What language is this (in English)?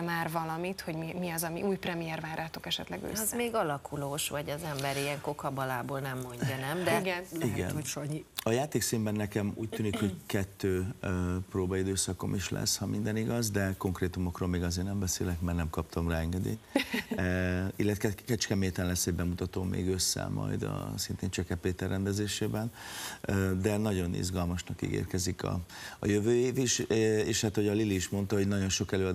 Hungarian